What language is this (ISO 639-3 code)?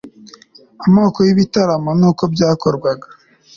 kin